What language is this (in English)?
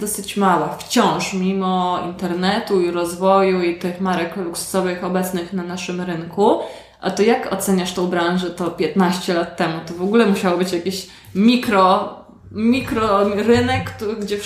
Polish